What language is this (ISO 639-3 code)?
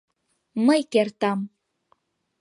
chm